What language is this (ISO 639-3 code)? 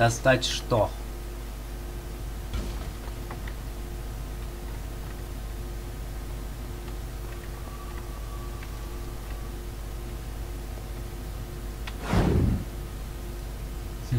rus